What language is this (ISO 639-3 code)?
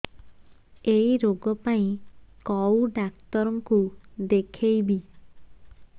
ori